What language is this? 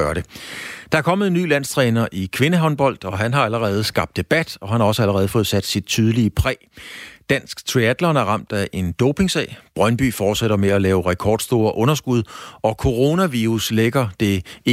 Danish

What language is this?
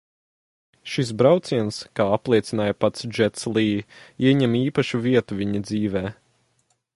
Latvian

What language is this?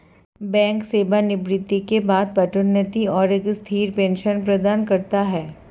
Hindi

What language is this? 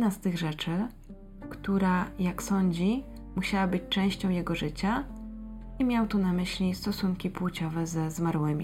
Polish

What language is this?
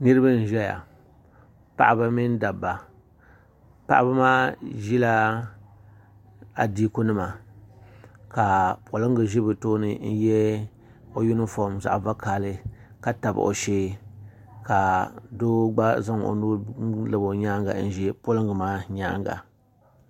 Dagbani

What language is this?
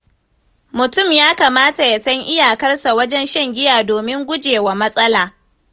Hausa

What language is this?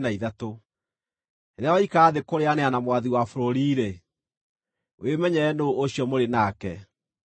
Kikuyu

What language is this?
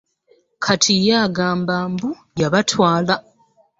Ganda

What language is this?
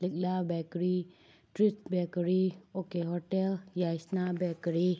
Manipuri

